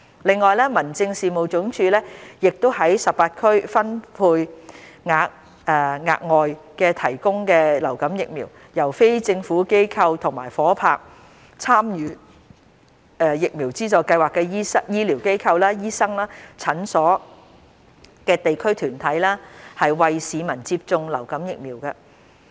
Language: Cantonese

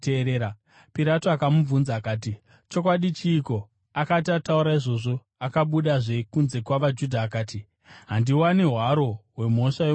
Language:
Shona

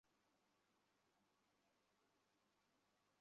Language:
Bangla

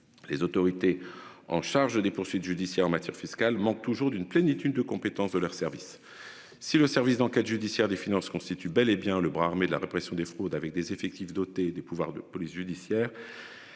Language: French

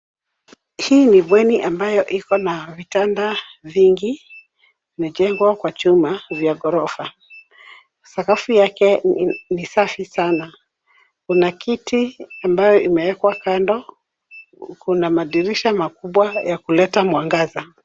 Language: Swahili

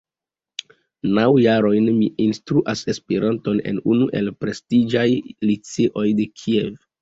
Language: Esperanto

